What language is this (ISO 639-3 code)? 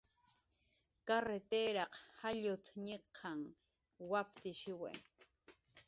jqr